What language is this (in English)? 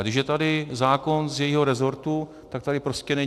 Czech